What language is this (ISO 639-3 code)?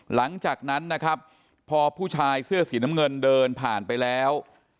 tha